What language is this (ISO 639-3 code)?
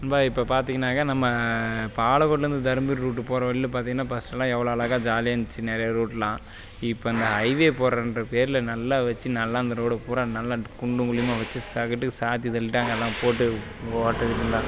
tam